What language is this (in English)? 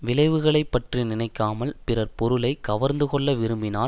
Tamil